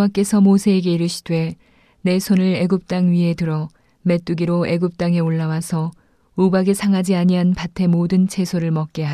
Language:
Korean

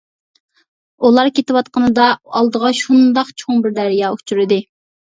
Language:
Uyghur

